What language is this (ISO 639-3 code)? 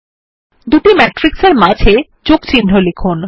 ben